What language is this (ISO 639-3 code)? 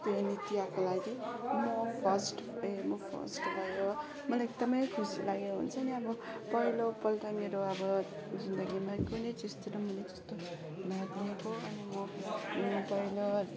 nep